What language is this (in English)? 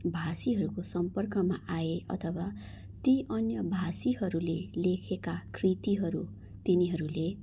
Nepali